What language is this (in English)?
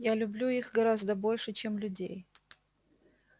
Russian